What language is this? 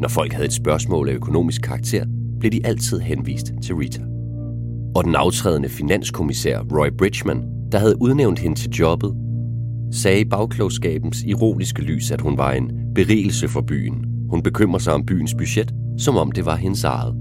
Danish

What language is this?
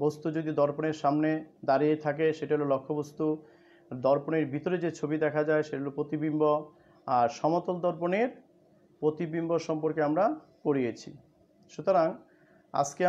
Hindi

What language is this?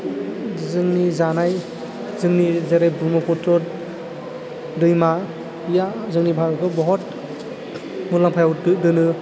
Bodo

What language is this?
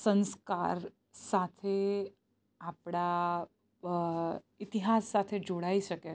Gujarati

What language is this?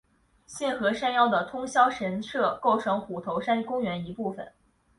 Chinese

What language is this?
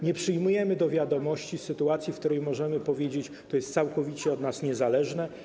Polish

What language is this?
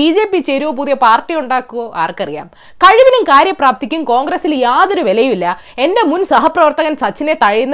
Malayalam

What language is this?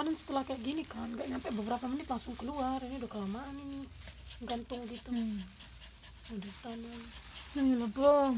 Indonesian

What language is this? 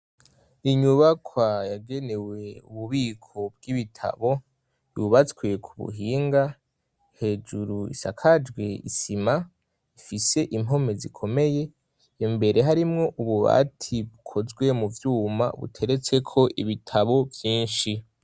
Rundi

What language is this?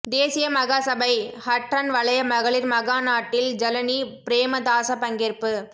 Tamil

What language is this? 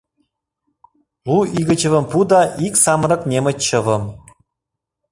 Mari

